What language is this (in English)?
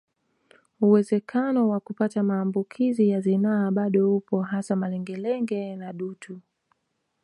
Swahili